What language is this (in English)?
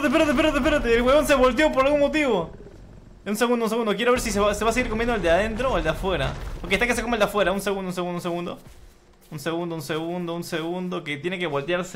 Spanish